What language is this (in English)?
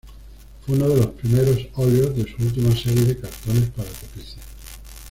Spanish